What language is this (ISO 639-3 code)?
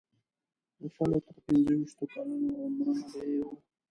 pus